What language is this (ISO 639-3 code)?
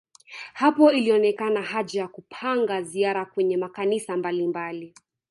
swa